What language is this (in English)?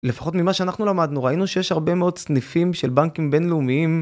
Hebrew